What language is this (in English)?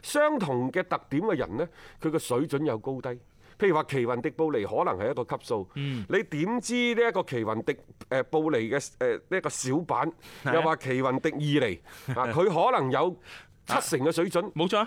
Chinese